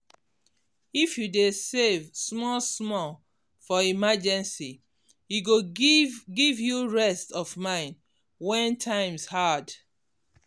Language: Nigerian Pidgin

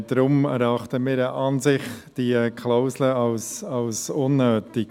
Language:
Swiss German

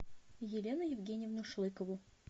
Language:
Russian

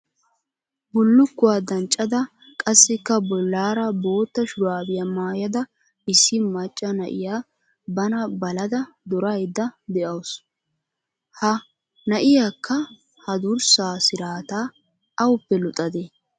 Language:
Wolaytta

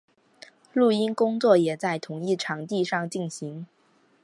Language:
Chinese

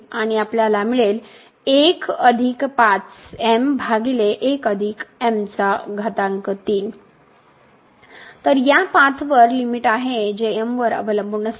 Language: Marathi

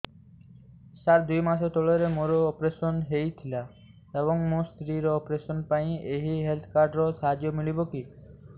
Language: Odia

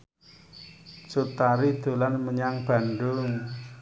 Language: Javanese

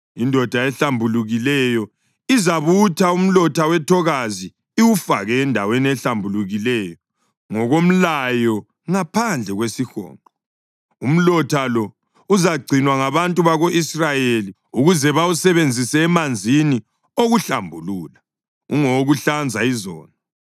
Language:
North Ndebele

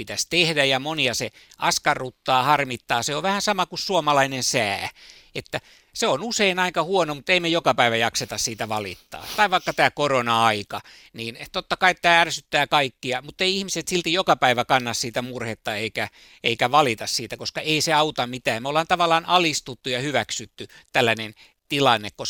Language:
Finnish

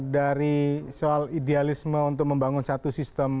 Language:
Indonesian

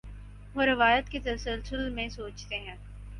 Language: Urdu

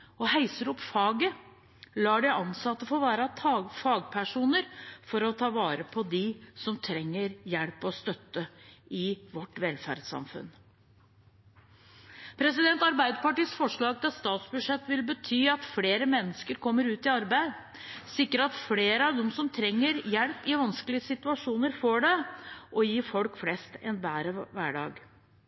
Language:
Norwegian Bokmål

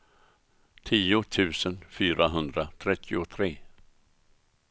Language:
Swedish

